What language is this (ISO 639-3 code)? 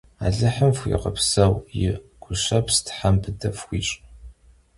kbd